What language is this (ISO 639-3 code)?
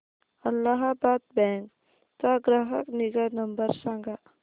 mar